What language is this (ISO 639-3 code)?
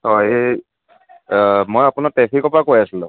asm